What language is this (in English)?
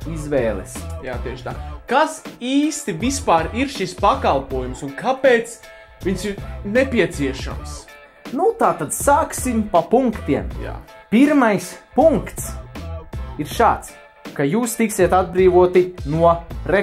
Latvian